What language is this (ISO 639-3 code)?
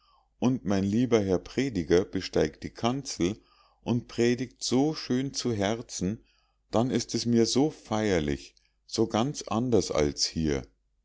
deu